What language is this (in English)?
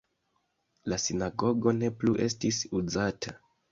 Esperanto